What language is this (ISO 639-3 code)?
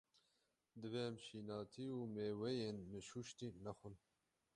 kur